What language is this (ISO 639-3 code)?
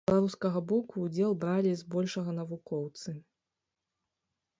bel